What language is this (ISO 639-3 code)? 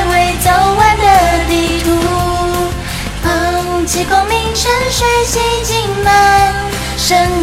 zho